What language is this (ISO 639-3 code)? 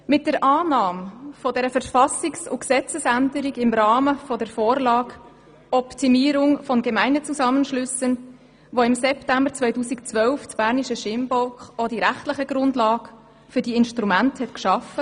gsw